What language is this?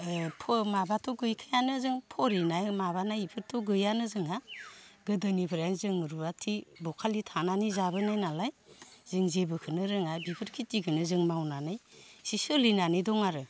Bodo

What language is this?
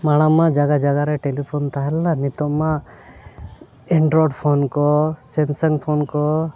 Santali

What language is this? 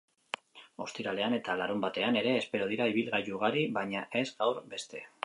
Basque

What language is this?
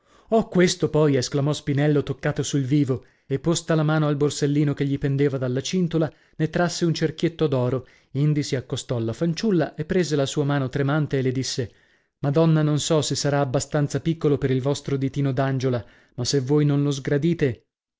Italian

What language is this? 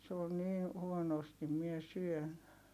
Finnish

